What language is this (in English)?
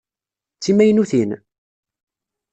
Kabyle